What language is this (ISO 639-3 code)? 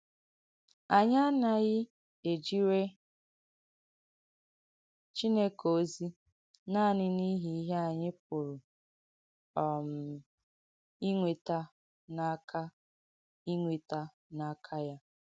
ibo